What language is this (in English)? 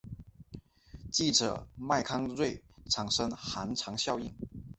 Chinese